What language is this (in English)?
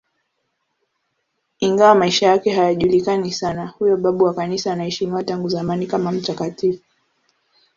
Swahili